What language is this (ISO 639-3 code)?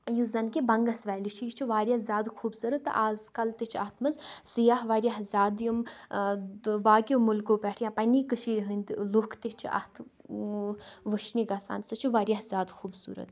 kas